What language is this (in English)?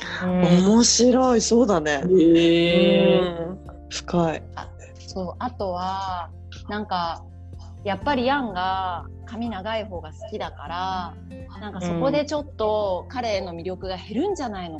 Japanese